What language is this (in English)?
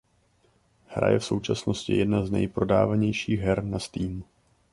Czech